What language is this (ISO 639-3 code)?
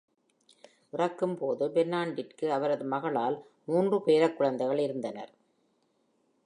tam